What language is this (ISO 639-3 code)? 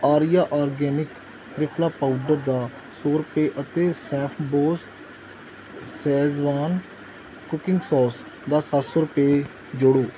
pan